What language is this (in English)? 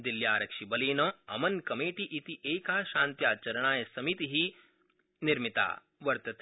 Sanskrit